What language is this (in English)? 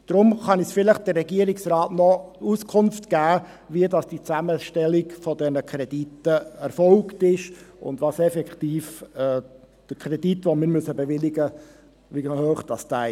Swiss German